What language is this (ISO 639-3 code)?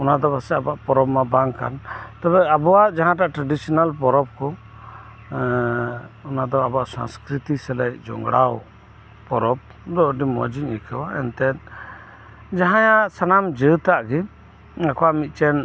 sat